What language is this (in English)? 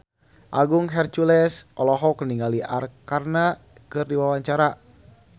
Sundanese